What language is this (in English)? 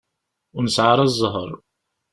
Kabyle